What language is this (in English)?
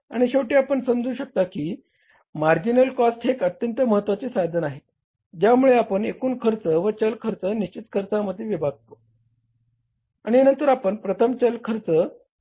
Marathi